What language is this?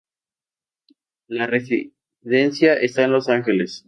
Spanish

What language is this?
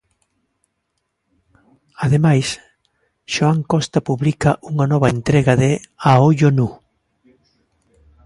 Galician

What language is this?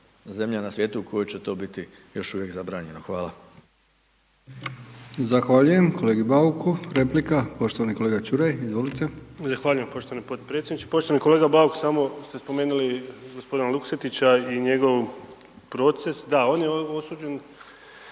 Croatian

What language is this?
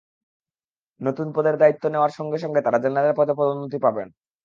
Bangla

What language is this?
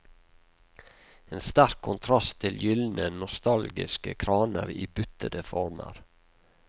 Norwegian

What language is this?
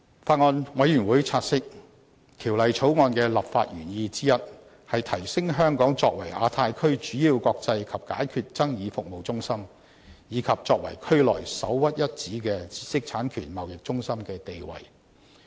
Cantonese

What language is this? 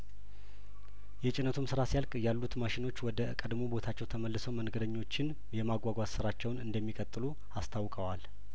Amharic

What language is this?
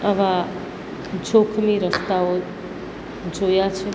Gujarati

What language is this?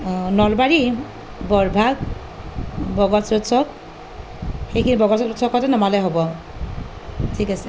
Assamese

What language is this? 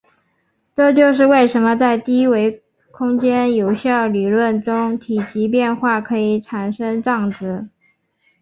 Chinese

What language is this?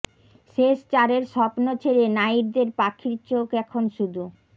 Bangla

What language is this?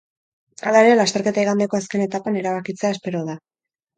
Basque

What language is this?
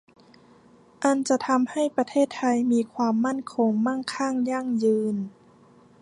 Thai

